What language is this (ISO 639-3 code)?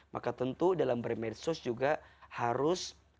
ind